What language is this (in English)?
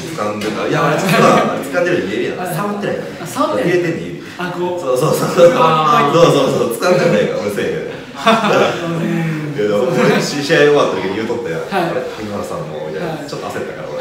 Japanese